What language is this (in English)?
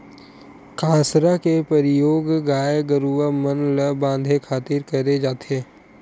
Chhattisgarhi